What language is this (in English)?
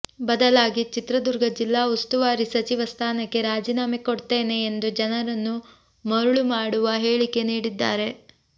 Kannada